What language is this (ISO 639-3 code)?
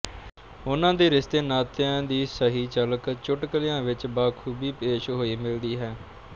pan